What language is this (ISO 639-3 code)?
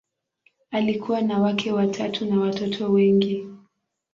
swa